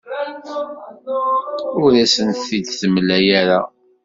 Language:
Kabyle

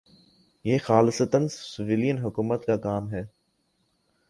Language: Urdu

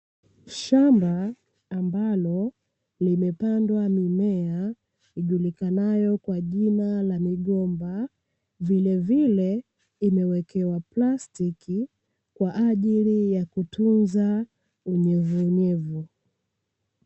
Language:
Swahili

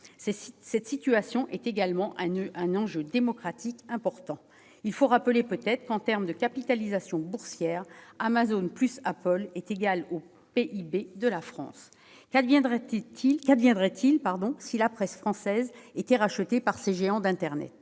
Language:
French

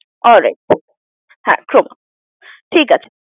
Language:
Bangla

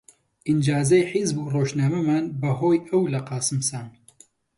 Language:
Central Kurdish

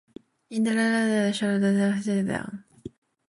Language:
English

